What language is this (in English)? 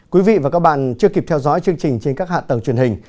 Vietnamese